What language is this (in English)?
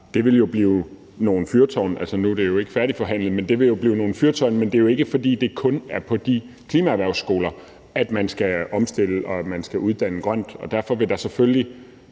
Danish